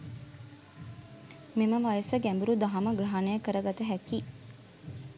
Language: Sinhala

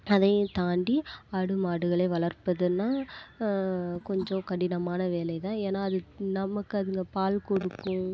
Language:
Tamil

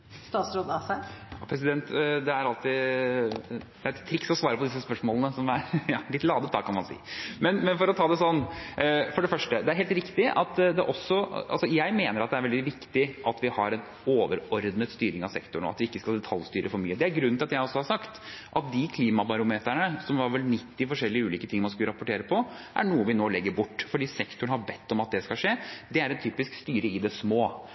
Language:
Norwegian Bokmål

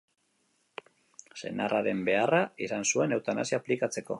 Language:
Basque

